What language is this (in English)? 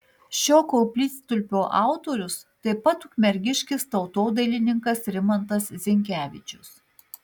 Lithuanian